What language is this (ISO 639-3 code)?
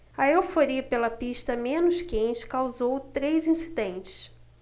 por